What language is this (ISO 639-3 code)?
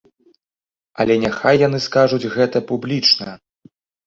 bel